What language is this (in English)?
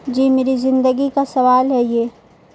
Urdu